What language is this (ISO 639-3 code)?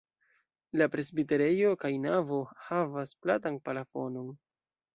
epo